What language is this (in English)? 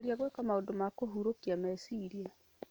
Kikuyu